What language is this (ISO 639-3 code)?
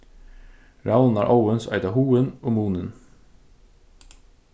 fao